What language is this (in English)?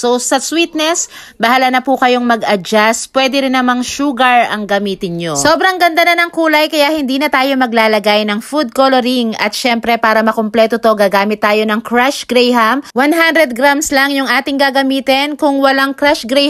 Filipino